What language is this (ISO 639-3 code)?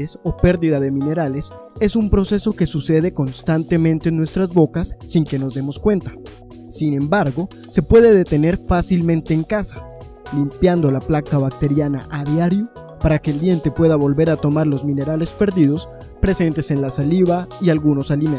spa